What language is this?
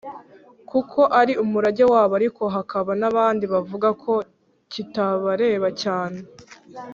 Kinyarwanda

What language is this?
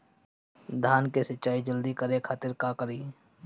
Bhojpuri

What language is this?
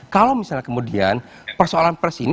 Indonesian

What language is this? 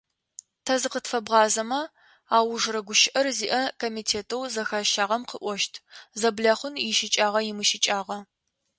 Adyghe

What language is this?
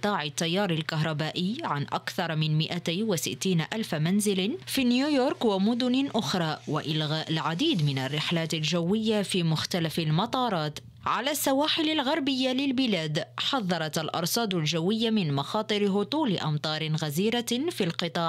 Arabic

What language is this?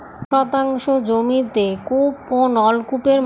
Bangla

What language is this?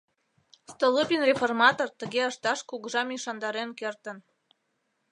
Mari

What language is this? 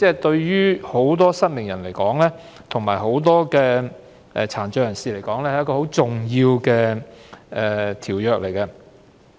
Cantonese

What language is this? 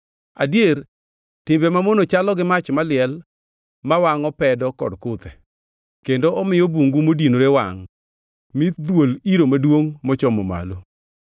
Luo (Kenya and Tanzania)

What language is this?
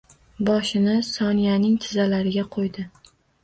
Uzbek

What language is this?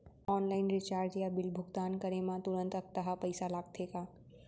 Chhattisgarhi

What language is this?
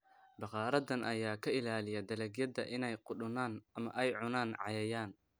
Somali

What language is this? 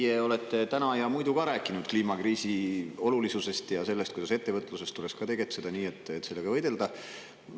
Estonian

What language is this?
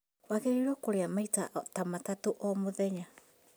Kikuyu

